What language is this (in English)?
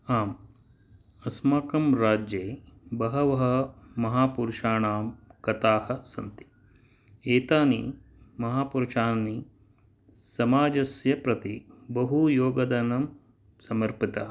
Sanskrit